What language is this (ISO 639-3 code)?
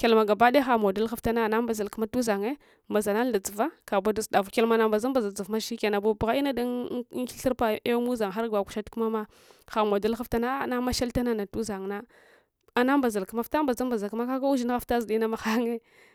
hwo